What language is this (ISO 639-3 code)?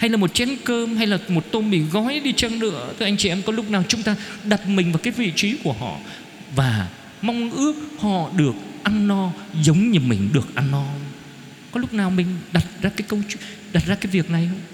vie